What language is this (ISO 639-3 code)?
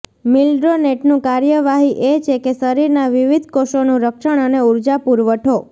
guj